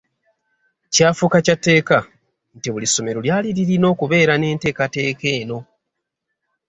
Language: Ganda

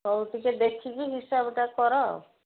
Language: Odia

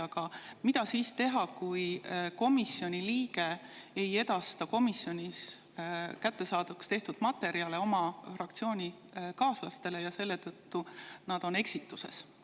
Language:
Estonian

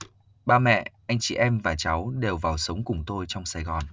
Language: Vietnamese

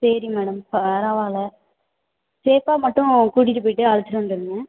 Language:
Tamil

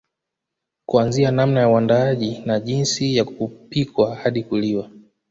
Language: Swahili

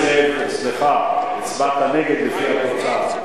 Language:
Hebrew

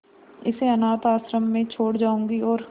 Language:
Hindi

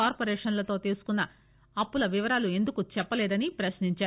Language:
Telugu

